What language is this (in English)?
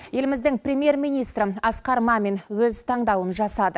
Kazakh